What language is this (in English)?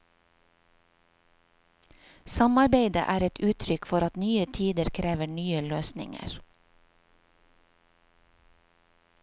Norwegian